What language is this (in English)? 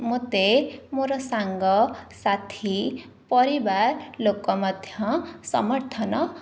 Odia